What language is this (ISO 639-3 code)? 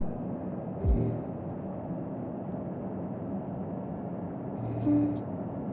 ron